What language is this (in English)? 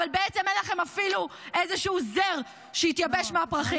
Hebrew